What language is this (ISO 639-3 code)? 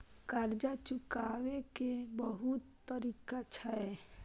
mai